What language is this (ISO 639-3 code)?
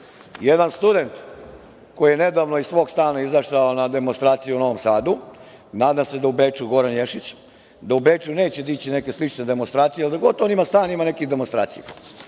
srp